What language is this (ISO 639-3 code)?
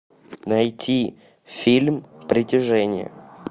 rus